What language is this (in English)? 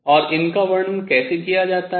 Hindi